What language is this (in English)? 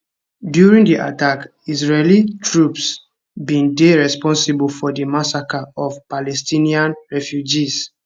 Nigerian Pidgin